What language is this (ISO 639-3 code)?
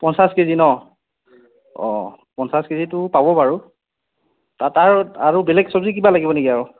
asm